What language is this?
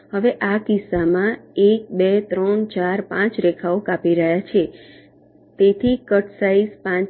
Gujarati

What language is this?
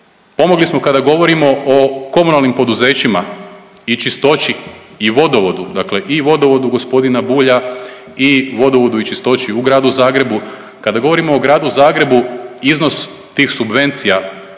Croatian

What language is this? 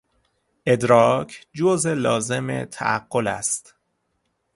Persian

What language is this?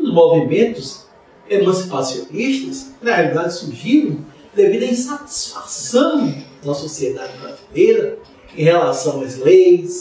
Portuguese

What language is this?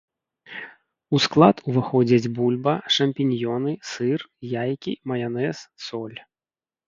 Belarusian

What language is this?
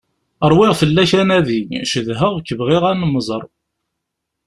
Kabyle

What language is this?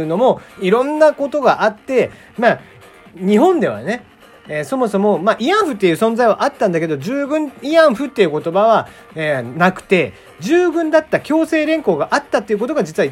Japanese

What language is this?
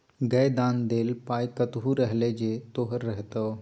Maithili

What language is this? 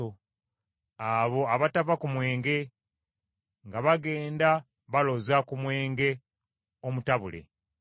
Ganda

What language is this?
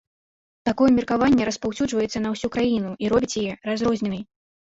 Belarusian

